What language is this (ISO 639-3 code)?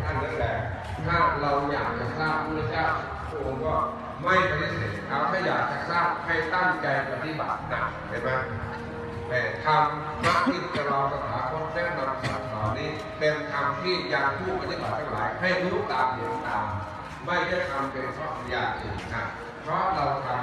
tha